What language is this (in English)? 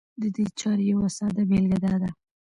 Pashto